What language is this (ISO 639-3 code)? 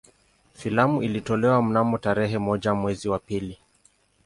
swa